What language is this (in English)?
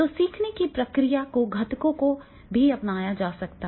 Hindi